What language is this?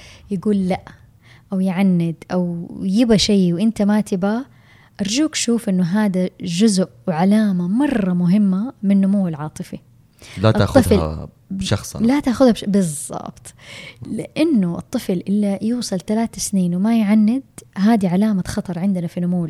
Arabic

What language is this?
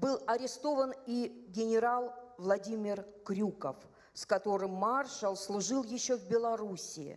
Russian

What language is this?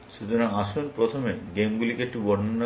Bangla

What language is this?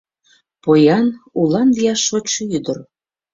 Mari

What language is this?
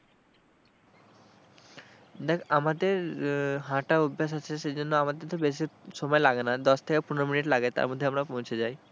Bangla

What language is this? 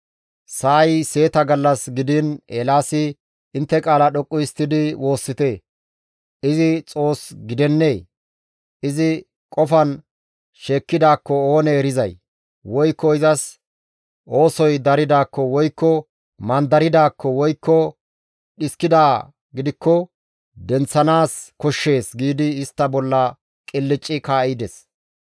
Gamo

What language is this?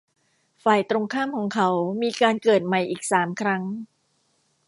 Thai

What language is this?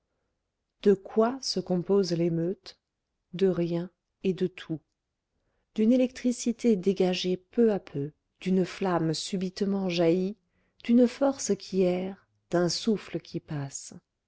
French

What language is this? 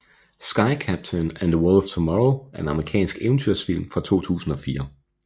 Danish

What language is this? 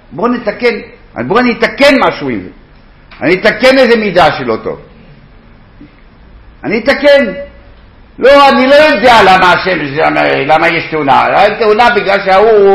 Hebrew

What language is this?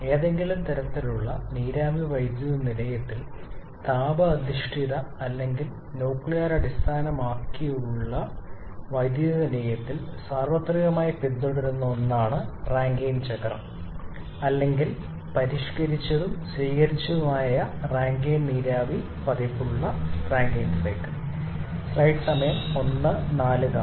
Malayalam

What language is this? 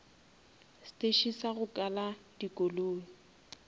Northern Sotho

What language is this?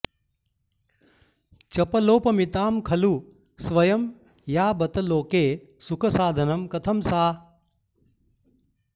Sanskrit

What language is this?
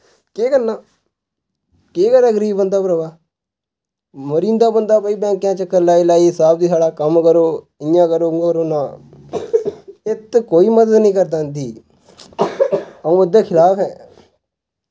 Dogri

